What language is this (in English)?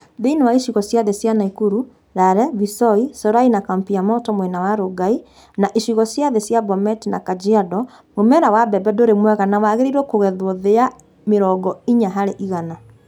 Kikuyu